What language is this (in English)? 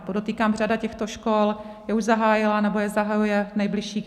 Czech